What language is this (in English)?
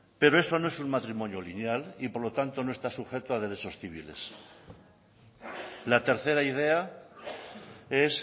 Spanish